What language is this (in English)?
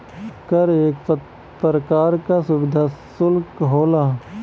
Bhojpuri